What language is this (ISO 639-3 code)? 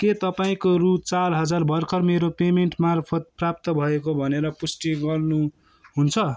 nep